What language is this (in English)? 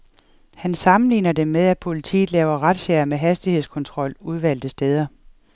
Danish